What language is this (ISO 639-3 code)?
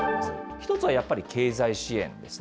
jpn